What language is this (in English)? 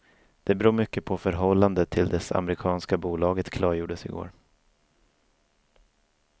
Swedish